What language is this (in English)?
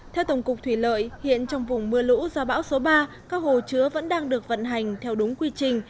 Vietnamese